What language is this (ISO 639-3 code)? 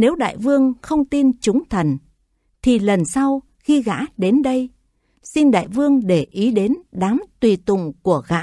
vie